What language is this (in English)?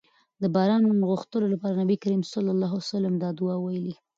Pashto